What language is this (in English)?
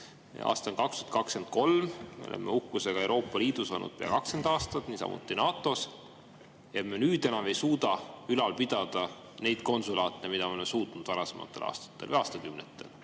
Estonian